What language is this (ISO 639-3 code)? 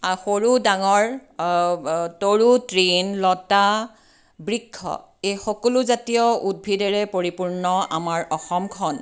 asm